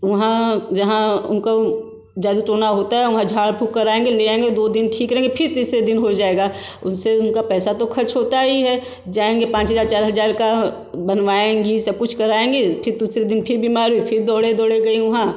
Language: Hindi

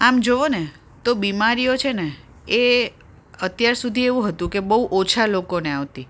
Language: Gujarati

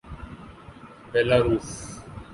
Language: Urdu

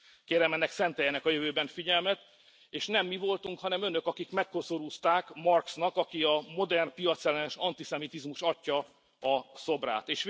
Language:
Hungarian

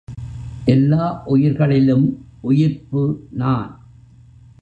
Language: Tamil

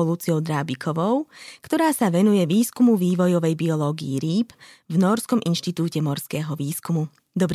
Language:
Slovak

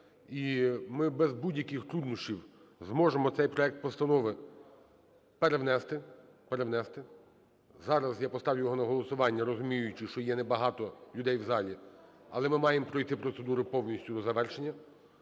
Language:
Ukrainian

